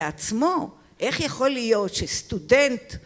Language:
Hebrew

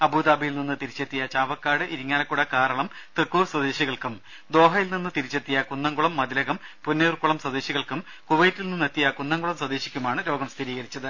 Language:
Malayalam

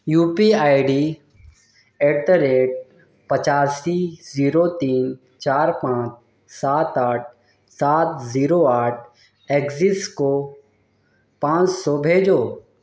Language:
Urdu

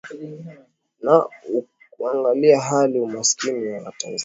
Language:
Swahili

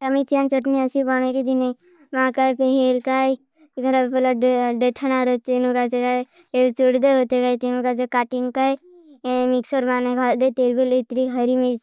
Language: Bhili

